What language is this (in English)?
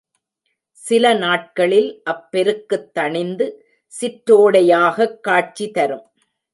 Tamil